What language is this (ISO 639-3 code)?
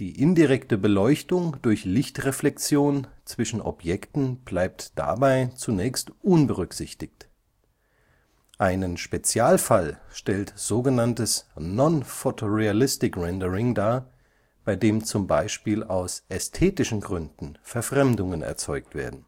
deu